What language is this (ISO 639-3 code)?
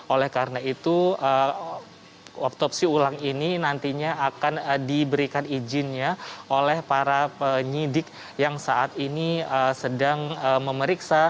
ind